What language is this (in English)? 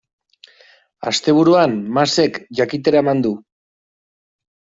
Basque